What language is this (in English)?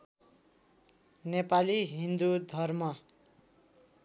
Nepali